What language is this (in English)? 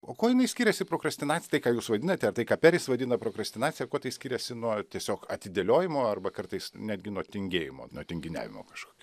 Lithuanian